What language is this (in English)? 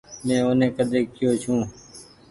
Goaria